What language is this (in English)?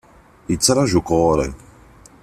Kabyle